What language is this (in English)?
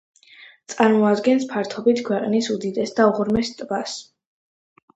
Georgian